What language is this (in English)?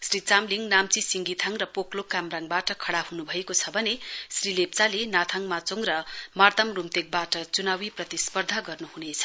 Nepali